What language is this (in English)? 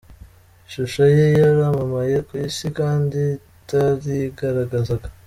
Kinyarwanda